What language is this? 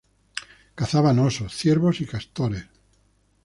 Spanish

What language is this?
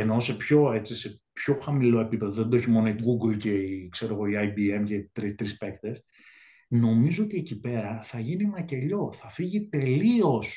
Greek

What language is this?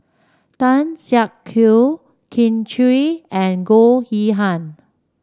English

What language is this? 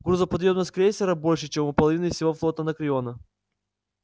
Russian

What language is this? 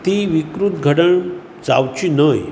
Konkani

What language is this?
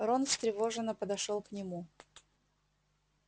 Russian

